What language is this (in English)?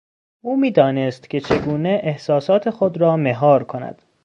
Persian